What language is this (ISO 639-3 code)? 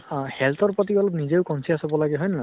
asm